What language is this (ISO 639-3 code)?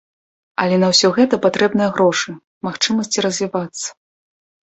bel